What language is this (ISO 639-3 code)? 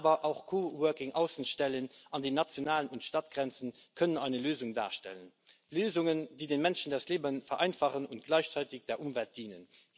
deu